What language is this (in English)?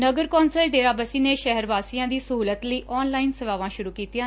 Punjabi